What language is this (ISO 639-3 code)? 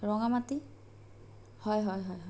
asm